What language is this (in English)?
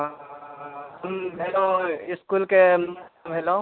Maithili